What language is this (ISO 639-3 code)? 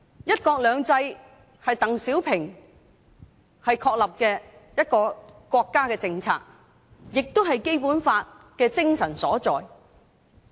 yue